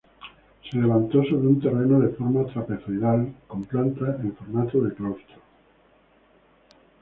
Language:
Spanish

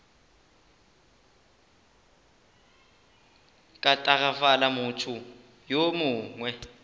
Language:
Northern Sotho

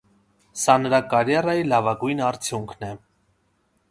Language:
Armenian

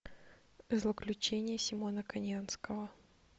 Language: Russian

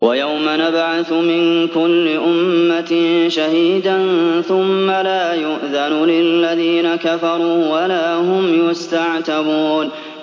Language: Arabic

